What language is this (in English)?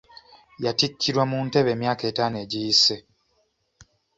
Ganda